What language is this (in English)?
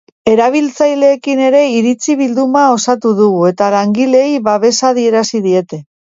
Basque